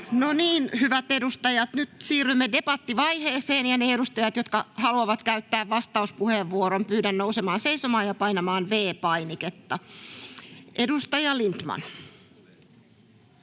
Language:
Finnish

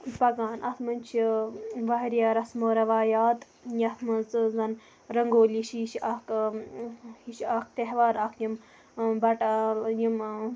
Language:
Kashmiri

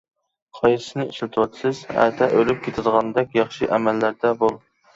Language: Uyghur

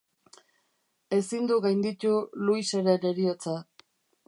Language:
Basque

